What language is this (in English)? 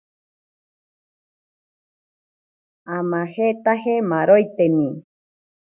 Ashéninka Perené